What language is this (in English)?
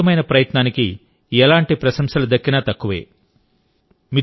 Telugu